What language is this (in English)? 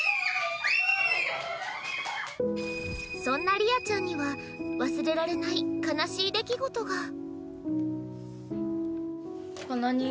Japanese